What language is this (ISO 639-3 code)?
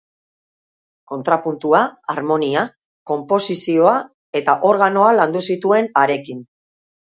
eus